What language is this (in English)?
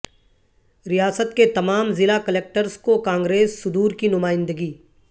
Urdu